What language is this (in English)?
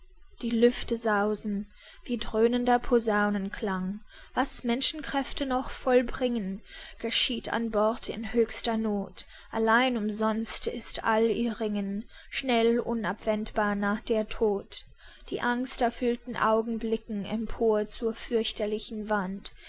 German